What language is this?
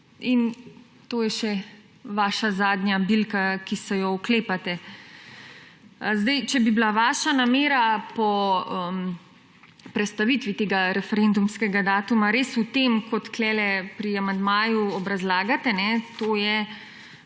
Slovenian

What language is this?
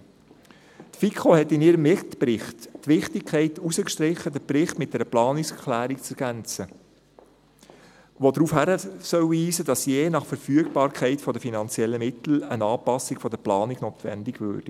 Swiss German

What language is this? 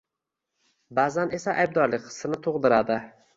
Uzbek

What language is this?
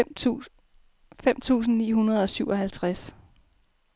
Danish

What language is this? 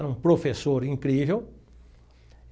Portuguese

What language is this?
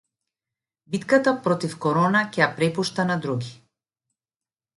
Macedonian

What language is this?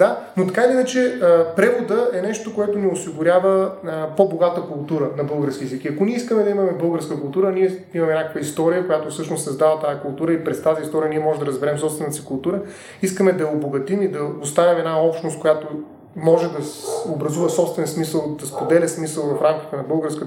Bulgarian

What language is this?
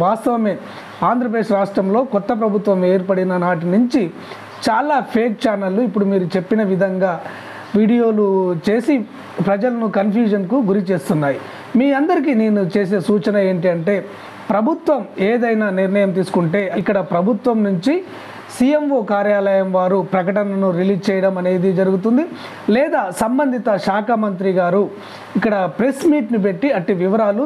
Telugu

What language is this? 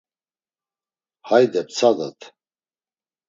Laz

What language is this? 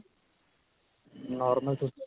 Punjabi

